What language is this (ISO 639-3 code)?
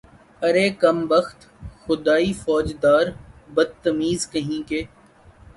urd